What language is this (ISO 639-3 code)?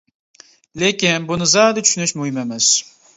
uig